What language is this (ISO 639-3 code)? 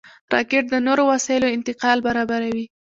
pus